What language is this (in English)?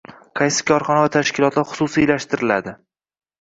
Uzbek